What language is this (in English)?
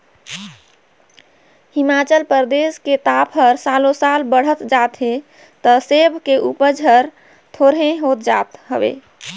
Chhattisgarhi